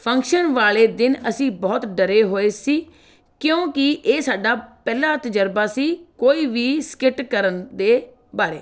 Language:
Punjabi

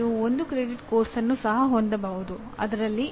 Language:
Kannada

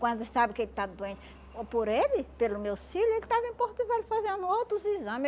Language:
Portuguese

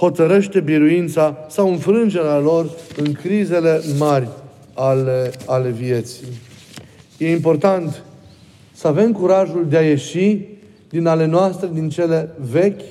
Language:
Romanian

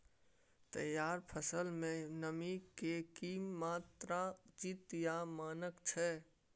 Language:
Maithili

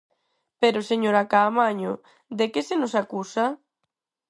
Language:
Galician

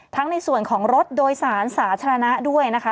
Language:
Thai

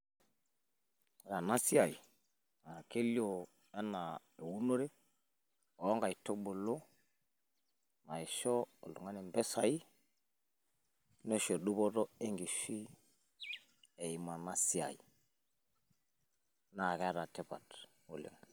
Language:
Masai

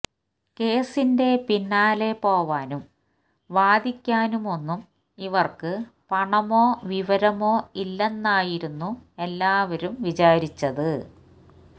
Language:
Malayalam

